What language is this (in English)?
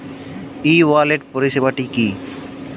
Bangla